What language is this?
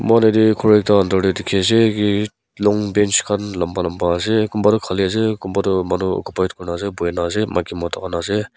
Naga Pidgin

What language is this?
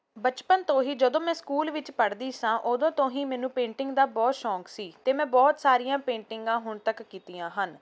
Punjabi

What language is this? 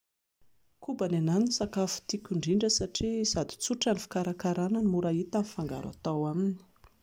Malagasy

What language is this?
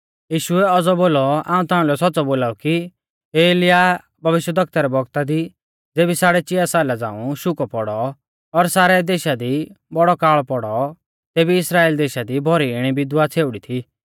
Mahasu Pahari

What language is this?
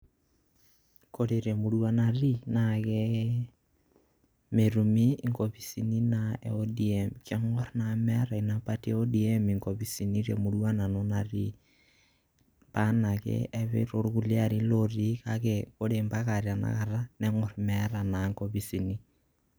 Masai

